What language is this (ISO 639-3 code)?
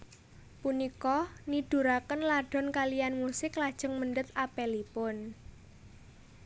jav